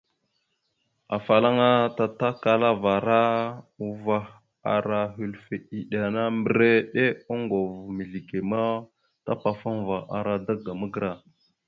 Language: Mada (Cameroon)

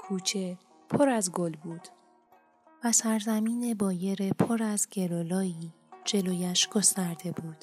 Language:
Persian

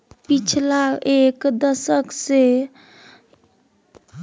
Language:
Maithili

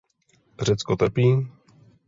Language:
Czech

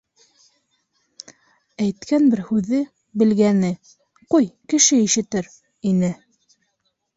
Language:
Bashkir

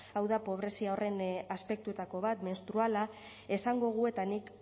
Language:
Basque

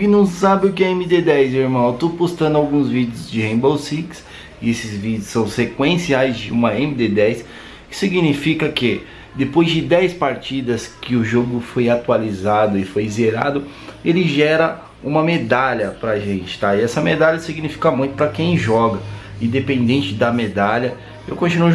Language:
Portuguese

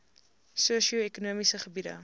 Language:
Afrikaans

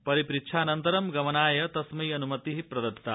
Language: Sanskrit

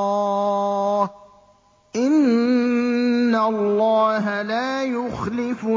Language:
Arabic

